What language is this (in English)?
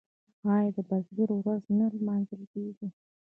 Pashto